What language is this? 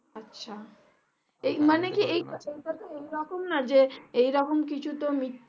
Bangla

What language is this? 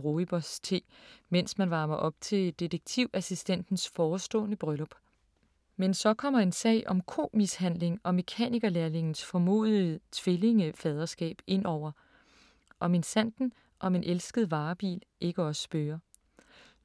Danish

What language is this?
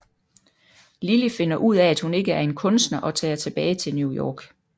Danish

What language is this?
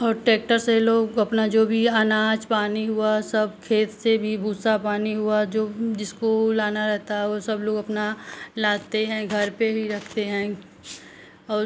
Hindi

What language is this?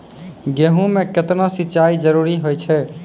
Maithili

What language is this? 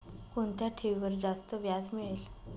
Marathi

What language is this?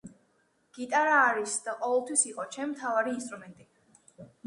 Georgian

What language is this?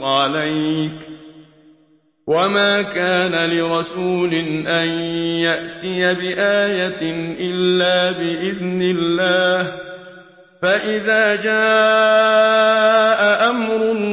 Arabic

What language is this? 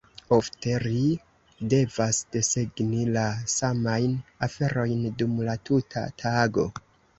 Esperanto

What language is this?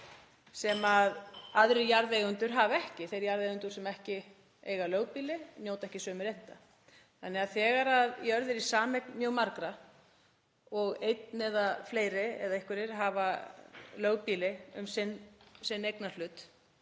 Icelandic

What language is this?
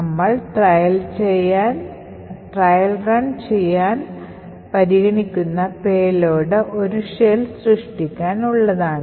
Malayalam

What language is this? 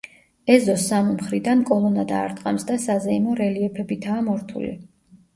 Georgian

